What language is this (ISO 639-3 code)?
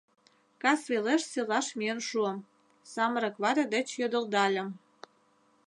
chm